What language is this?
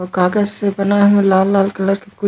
Chhattisgarhi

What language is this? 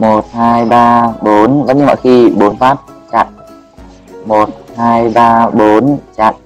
Vietnamese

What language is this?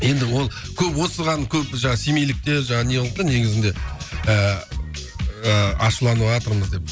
Kazakh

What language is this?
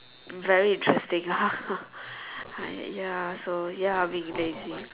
English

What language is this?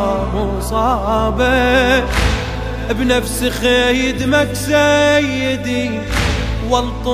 Arabic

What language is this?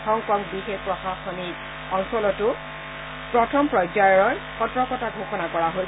Assamese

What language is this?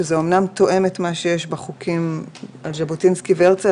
Hebrew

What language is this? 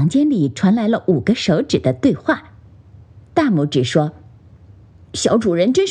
Chinese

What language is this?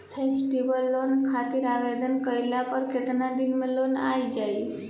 Bhojpuri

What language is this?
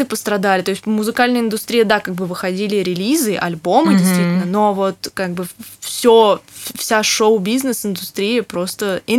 Russian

